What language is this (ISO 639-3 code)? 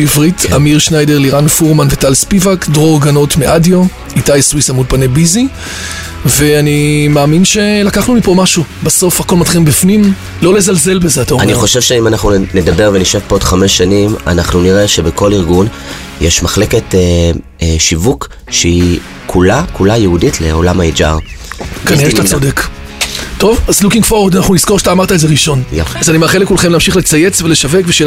heb